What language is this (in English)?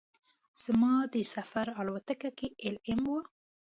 Pashto